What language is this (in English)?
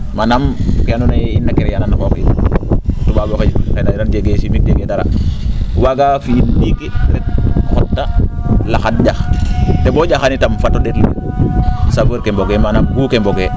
Serer